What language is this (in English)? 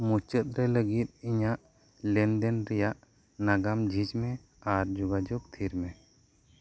Santali